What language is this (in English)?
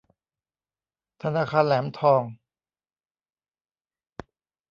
Thai